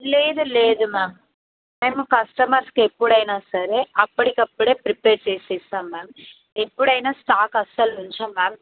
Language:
Telugu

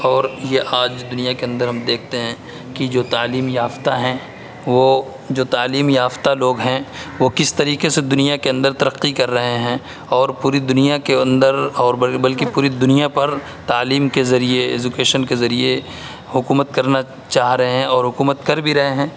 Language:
Urdu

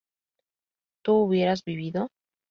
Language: Spanish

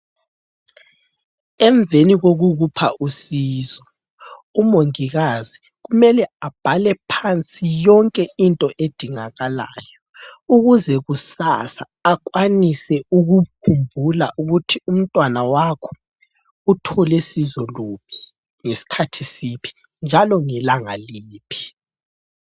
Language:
North Ndebele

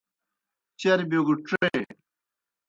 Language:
Kohistani Shina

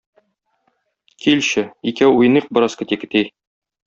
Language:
Tatar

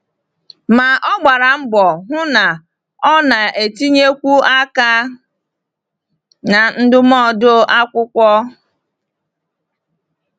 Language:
Igbo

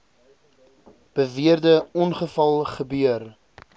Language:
Afrikaans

